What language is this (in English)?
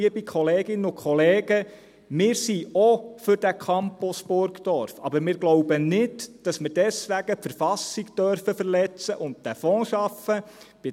Swiss German